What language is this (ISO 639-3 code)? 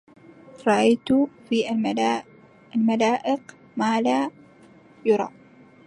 ara